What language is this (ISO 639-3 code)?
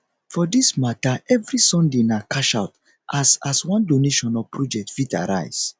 pcm